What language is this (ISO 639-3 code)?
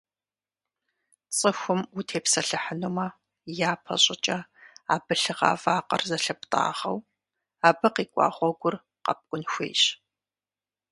kbd